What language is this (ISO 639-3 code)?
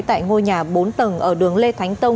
vie